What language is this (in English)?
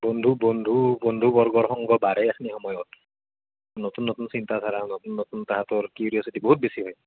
Assamese